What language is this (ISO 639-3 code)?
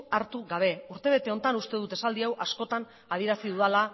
eus